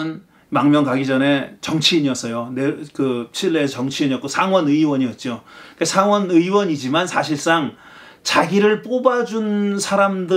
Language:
Korean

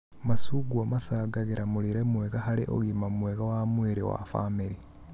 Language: Kikuyu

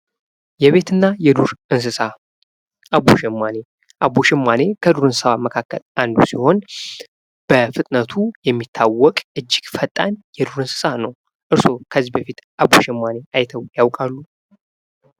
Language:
Amharic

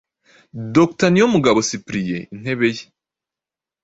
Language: Kinyarwanda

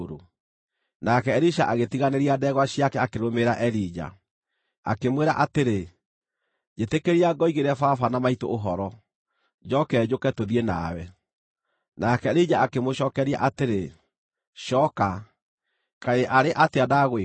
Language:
Kikuyu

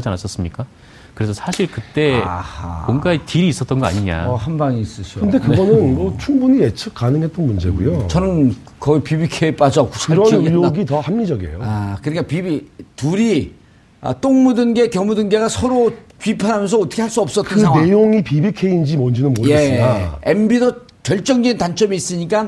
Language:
Korean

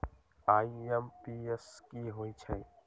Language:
Magahi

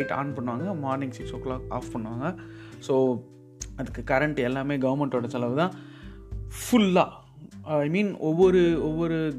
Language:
Tamil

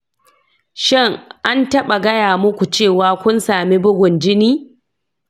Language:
Hausa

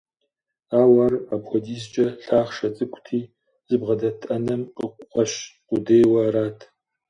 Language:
Kabardian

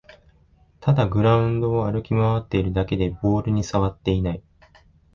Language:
Japanese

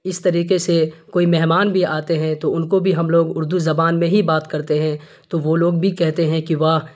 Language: Urdu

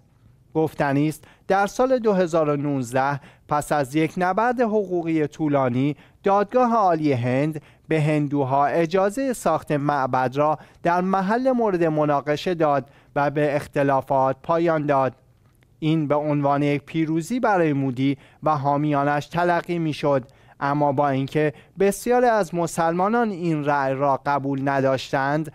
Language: Persian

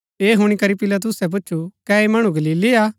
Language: Gaddi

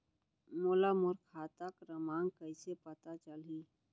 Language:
Chhattisgarhi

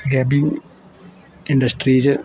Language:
Dogri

